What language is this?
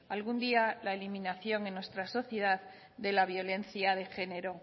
Spanish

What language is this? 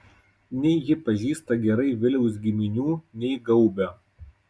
Lithuanian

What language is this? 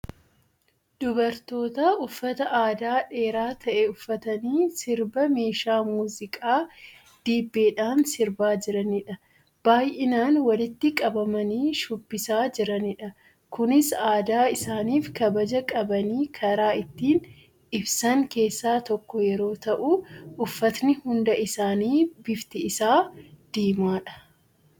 Oromo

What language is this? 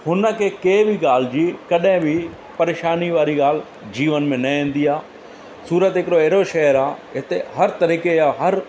Sindhi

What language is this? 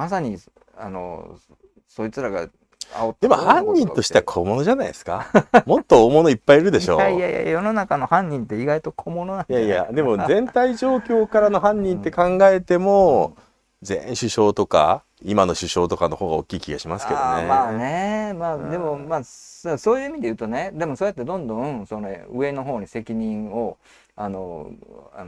Japanese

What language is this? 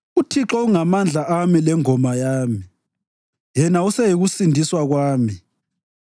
North Ndebele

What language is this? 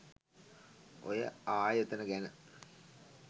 Sinhala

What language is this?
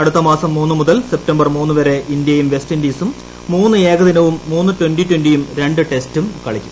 Malayalam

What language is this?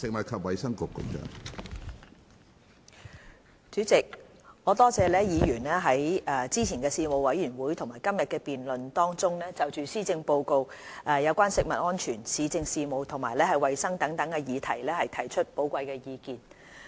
Cantonese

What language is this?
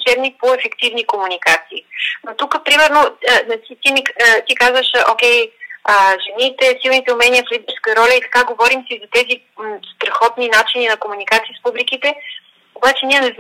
Bulgarian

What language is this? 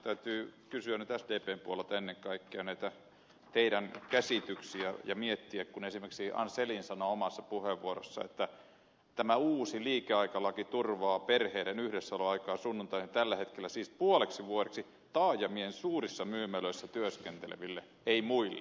Finnish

